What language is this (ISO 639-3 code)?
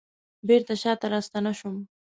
pus